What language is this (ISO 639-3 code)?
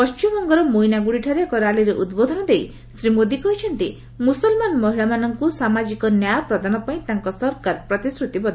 ori